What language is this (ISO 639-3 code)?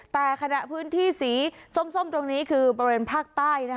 tha